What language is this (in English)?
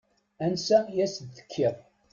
Kabyle